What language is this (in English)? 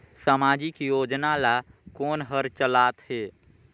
Chhattisgarhi